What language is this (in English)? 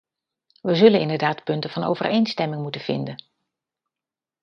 Dutch